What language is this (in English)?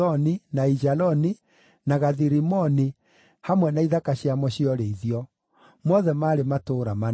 Kikuyu